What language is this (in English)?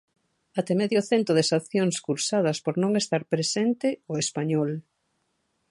Galician